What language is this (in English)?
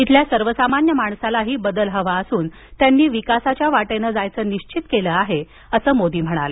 Marathi